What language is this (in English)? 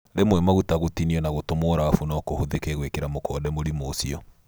Kikuyu